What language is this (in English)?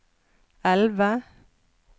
Norwegian